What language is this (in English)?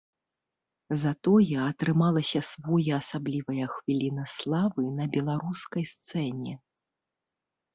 Belarusian